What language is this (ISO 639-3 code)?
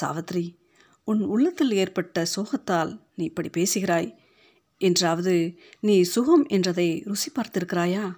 tam